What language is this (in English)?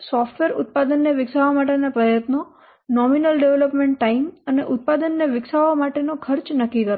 Gujarati